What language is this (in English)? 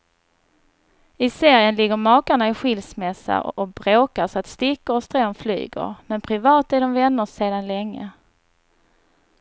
Swedish